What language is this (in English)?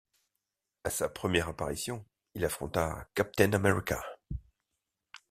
French